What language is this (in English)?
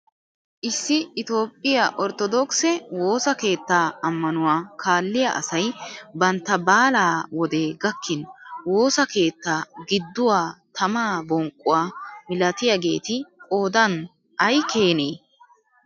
Wolaytta